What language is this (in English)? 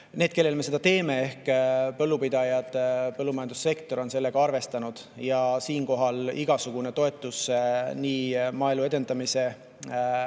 Estonian